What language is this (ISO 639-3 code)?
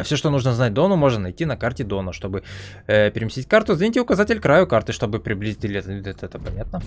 rus